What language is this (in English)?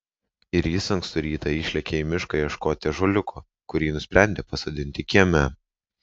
Lithuanian